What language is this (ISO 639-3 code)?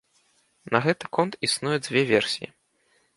bel